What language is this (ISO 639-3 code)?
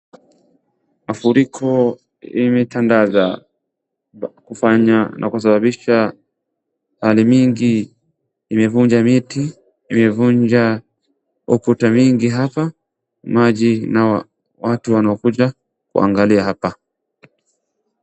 swa